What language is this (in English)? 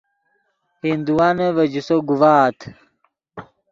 Yidgha